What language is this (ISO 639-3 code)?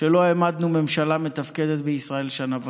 heb